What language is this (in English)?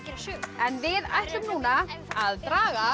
Icelandic